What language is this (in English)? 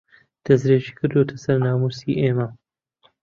Central Kurdish